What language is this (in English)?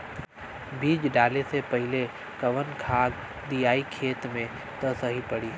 Bhojpuri